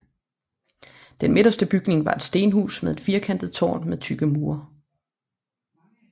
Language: Danish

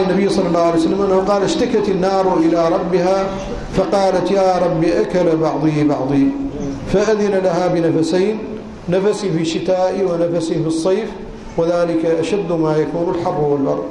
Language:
Arabic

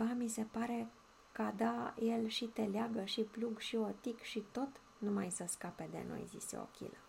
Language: Romanian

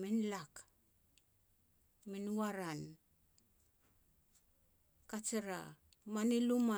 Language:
Petats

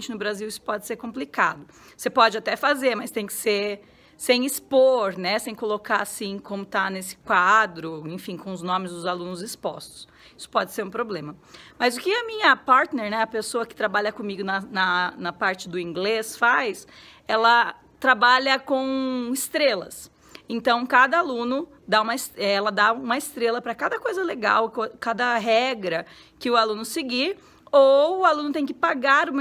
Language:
Portuguese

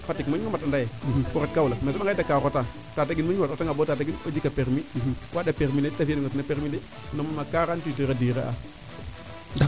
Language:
Serer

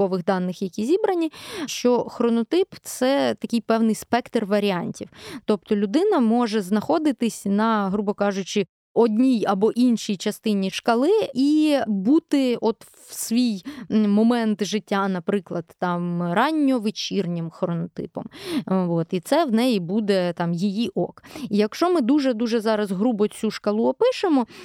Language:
Ukrainian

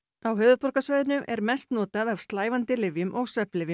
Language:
Icelandic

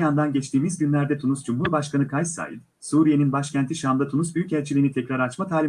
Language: Turkish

